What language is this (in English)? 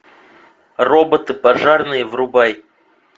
Russian